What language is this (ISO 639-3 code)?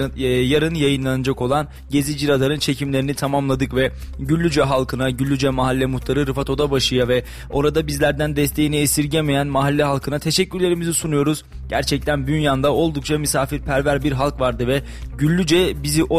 tur